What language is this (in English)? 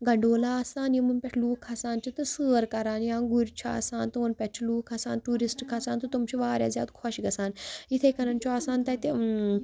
Kashmiri